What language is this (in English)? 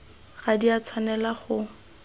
Tswana